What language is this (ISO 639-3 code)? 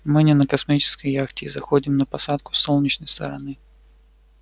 rus